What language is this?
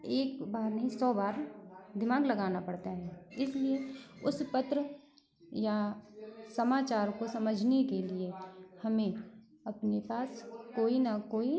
Hindi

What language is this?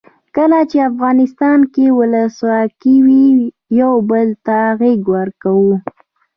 Pashto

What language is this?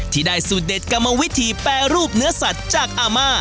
Thai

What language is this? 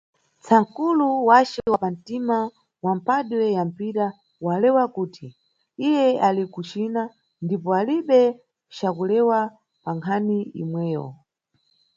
Nyungwe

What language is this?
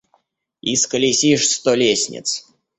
Russian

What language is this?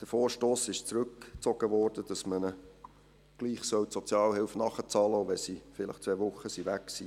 Swiss German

